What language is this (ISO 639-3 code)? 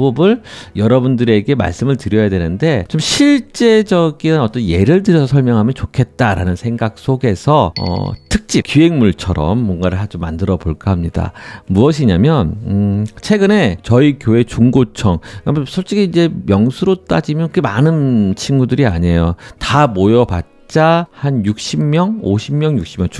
kor